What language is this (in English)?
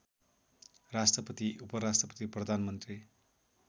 Nepali